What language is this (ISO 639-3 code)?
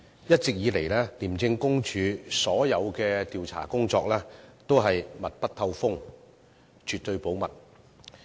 yue